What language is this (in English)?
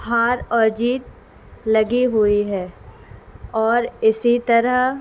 Urdu